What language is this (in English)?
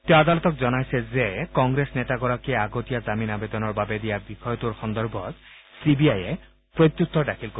Assamese